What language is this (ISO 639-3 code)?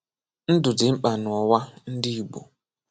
ibo